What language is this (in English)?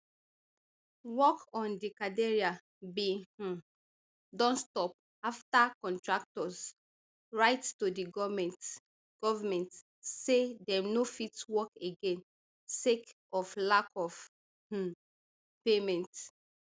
Nigerian Pidgin